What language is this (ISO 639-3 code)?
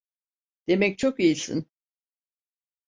tur